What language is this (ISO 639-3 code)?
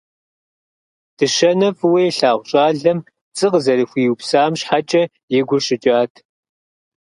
kbd